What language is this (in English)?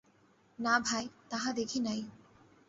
Bangla